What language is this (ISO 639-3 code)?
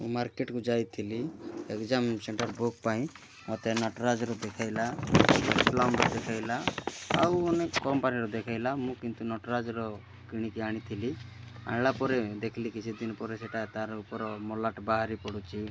ori